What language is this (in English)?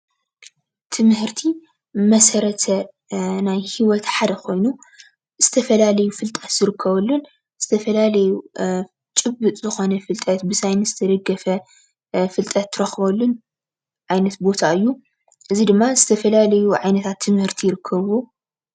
Tigrinya